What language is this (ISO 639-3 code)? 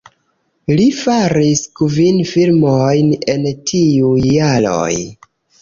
epo